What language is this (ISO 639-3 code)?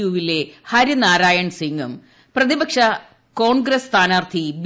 mal